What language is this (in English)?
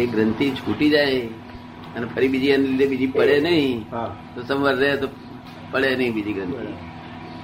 Gujarati